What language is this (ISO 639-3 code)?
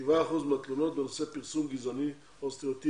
heb